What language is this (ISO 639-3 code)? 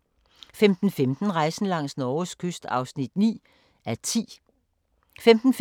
dan